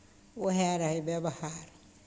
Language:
Maithili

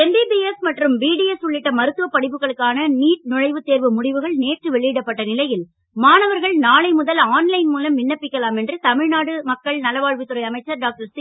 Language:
Tamil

